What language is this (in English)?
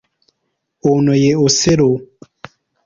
Ganda